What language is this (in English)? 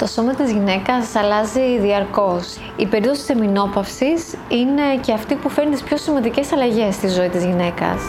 Greek